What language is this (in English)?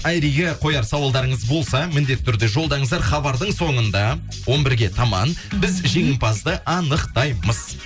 Kazakh